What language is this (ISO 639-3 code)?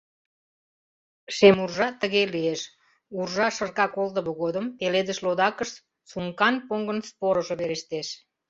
chm